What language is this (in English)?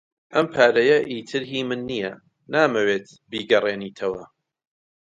Central Kurdish